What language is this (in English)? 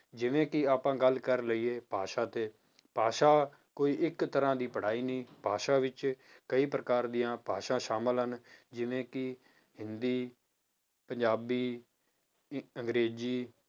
Punjabi